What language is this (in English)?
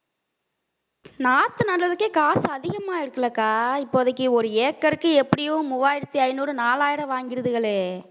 Tamil